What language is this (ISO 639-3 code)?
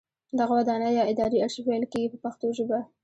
pus